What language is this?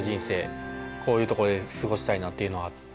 Japanese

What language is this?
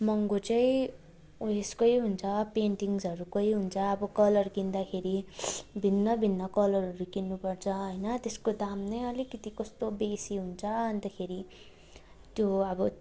Nepali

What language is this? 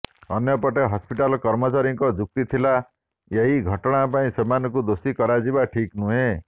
Odia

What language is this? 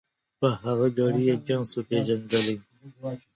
Pashto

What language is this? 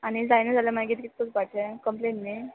Konkani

